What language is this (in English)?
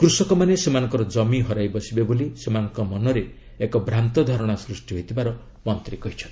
Odia